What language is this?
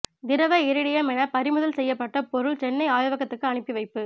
Tamil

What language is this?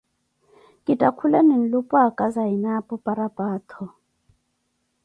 Koti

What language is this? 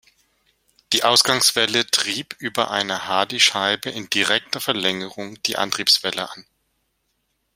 German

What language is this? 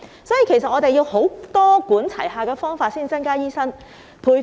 Cantonese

